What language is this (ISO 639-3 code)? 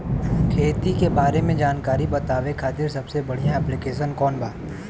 bho